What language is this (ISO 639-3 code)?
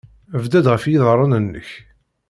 kab